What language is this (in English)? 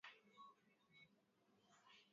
Swahili